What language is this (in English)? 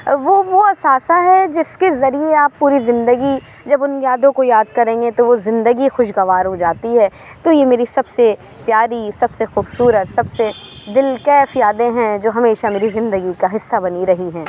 Urdu